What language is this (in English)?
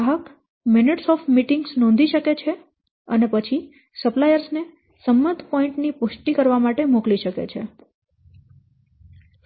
Gujarati